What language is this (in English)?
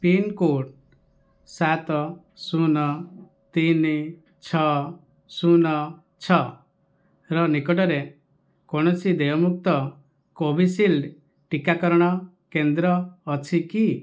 Odia